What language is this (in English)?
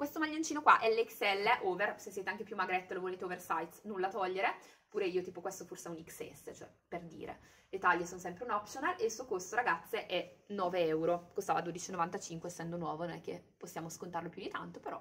Italian